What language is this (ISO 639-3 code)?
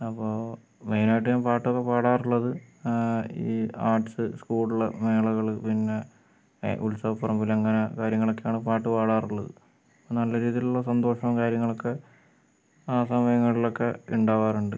mal